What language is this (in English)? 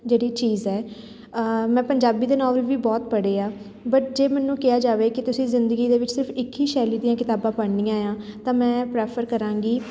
Punjabi